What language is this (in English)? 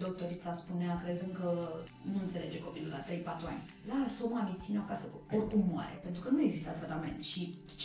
Romanian